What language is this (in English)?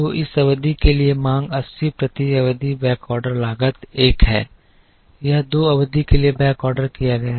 Hindi